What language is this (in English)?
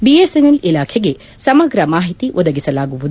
Kannada